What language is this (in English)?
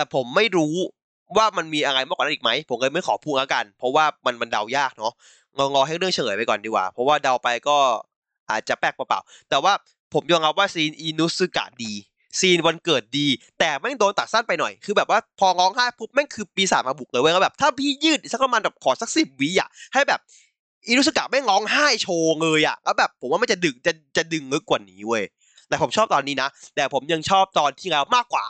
Thai